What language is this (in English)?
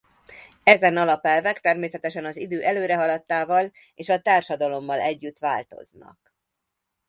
Hungarian